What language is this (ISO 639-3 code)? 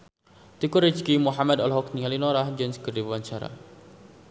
sun